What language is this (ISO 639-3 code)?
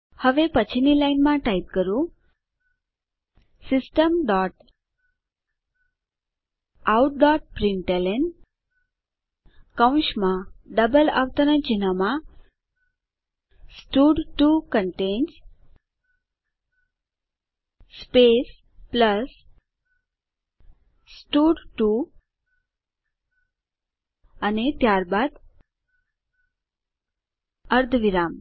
guj